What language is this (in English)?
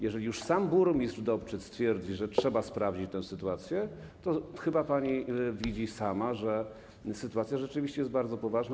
Polish